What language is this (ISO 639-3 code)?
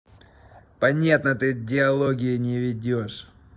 rus